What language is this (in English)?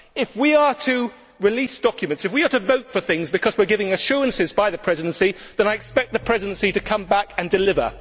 English